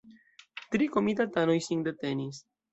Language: Esperanto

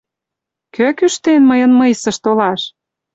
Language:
Mari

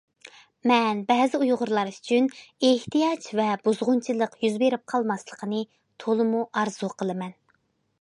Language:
Uyghur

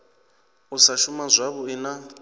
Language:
Venda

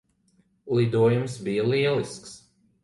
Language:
Latvian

